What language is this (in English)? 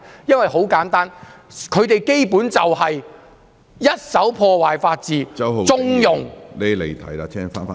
Cantonese